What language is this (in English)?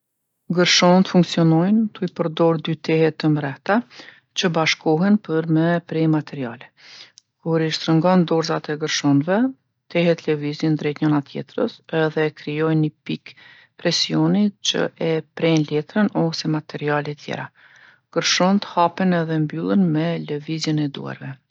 Gheg Albanian